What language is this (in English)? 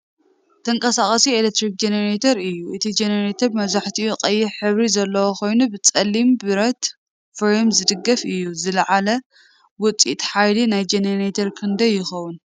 Tigrinya